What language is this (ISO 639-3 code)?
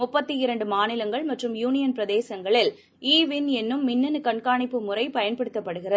tam